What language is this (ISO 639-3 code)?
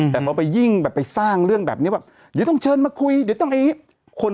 tha